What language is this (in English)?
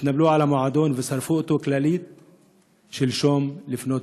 Hebrew